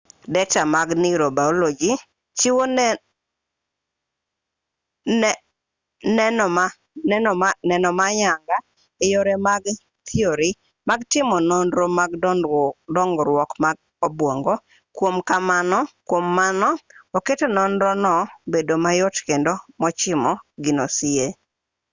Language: Luo (Kenya and Tanzania)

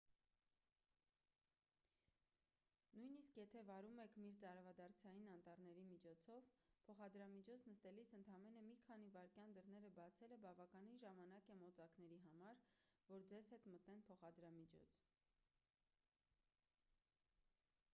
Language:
Armenian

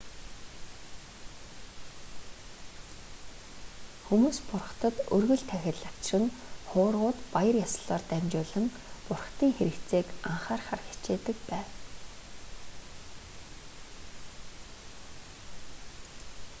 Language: Mongolian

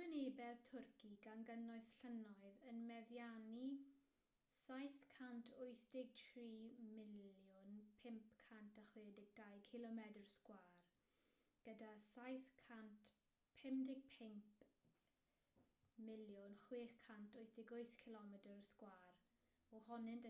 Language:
Welsh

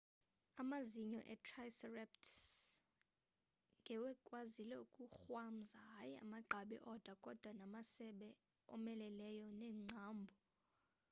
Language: Xhosa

